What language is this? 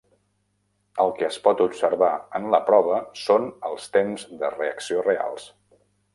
Catalan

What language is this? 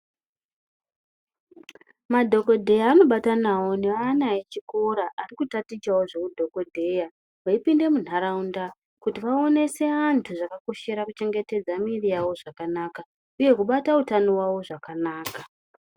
Ndau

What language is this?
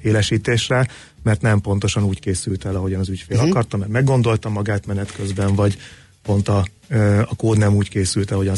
Hungarian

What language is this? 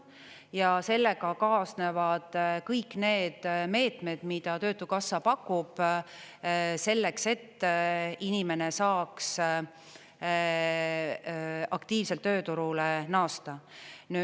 Estonian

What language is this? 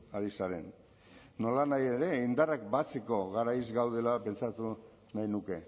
Basque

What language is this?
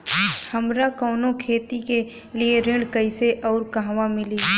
Bhojpuri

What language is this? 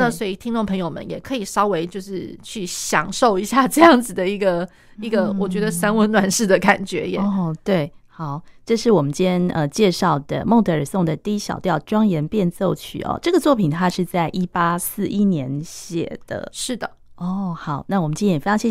Chinese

